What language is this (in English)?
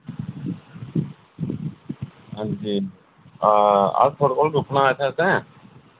Dogri